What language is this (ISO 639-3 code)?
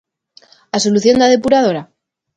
glg